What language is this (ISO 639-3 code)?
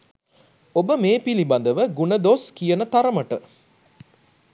sin